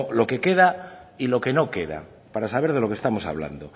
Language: Spanish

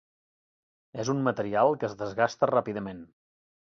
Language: Catalan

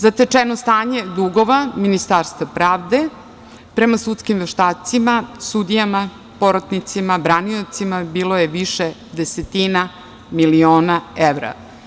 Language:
Serbian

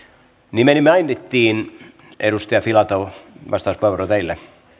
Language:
Finnish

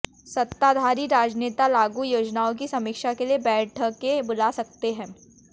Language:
Hindi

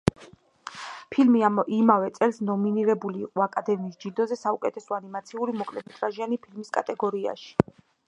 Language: Georgian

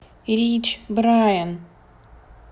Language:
Russian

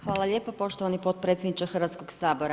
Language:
Croatian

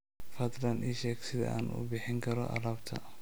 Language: Somali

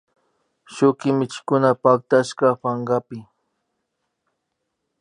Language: Imbabura Highland Quichua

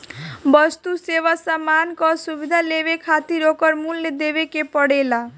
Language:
Bhojpuri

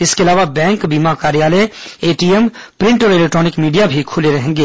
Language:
Hindi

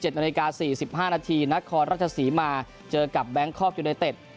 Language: Thai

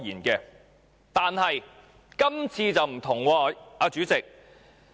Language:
Cantonese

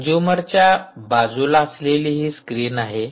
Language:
Marathi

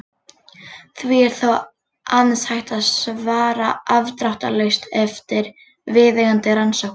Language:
Icelandic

